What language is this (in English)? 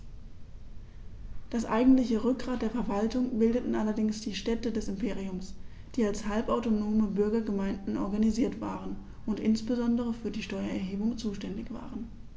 German